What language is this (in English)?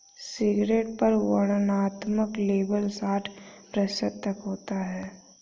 Hindi